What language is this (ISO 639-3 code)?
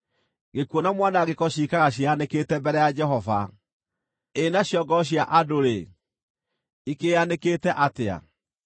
kik